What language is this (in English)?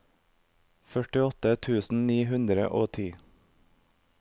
Norwegian